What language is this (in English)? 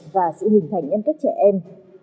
Vietnamese